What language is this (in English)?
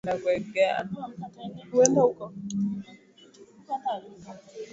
Swahili